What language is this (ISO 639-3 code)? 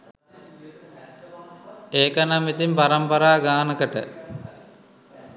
sin